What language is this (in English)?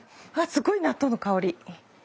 Japanese